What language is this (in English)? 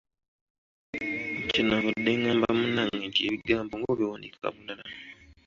Ganda